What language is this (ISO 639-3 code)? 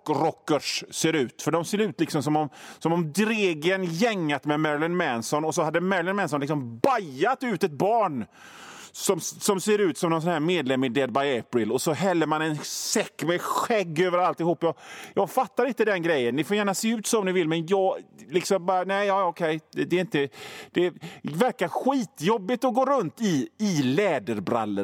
swe